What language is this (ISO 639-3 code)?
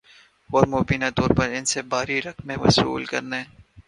urd